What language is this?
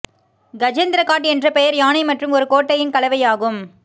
Tamil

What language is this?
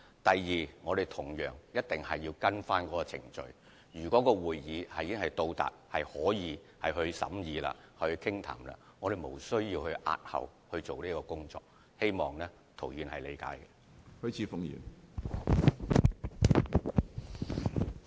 Cantonese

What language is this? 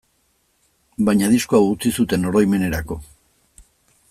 Basque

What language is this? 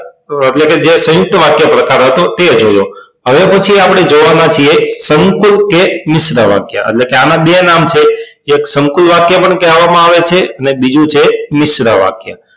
Gujarati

